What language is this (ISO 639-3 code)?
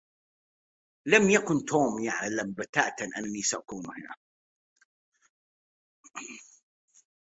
ara